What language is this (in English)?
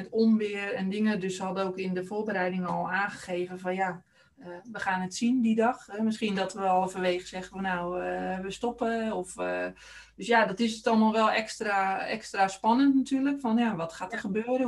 Dutch